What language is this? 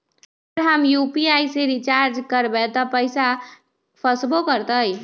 Magahi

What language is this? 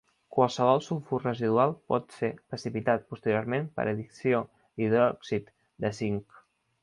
Catalan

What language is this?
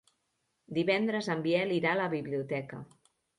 Catalan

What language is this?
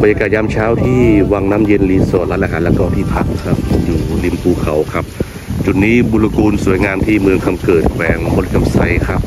Thai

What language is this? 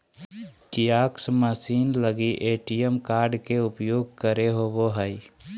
Magahi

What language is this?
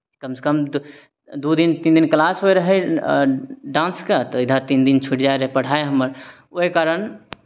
Maithili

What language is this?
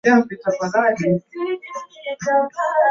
Swahili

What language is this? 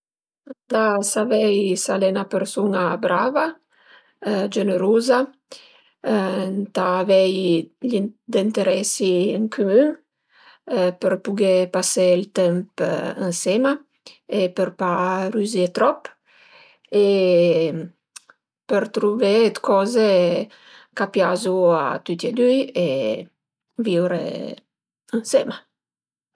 Piedmontese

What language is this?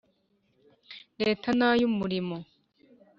Kinyarwanda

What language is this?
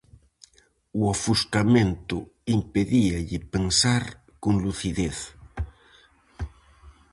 Galician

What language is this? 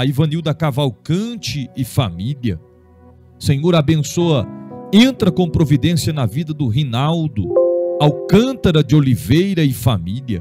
Portuguese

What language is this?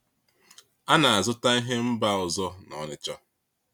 Igbo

